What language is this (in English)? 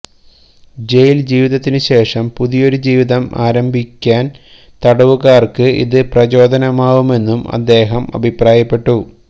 Malayalam